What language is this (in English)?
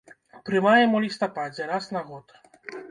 Belarusian